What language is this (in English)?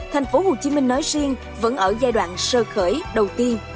Vietnamese